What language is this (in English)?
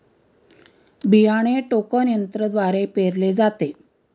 Marathi